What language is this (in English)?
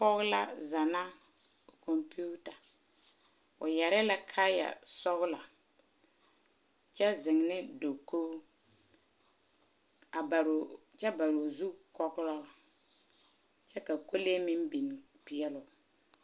Southern Dagaare